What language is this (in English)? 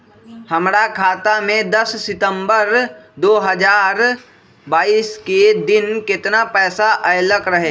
Magahi